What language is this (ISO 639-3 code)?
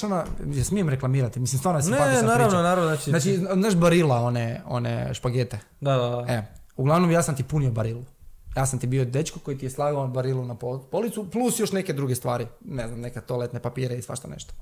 hrv